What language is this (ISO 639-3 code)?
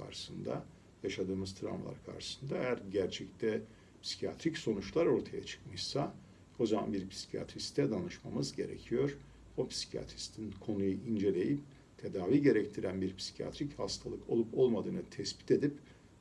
tur